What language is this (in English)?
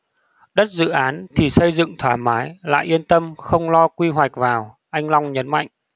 Vietnamese